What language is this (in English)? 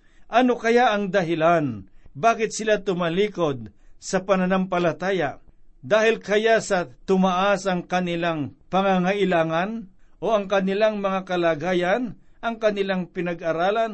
Filipino